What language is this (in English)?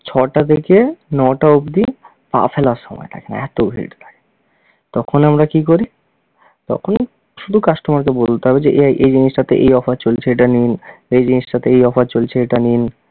Bangla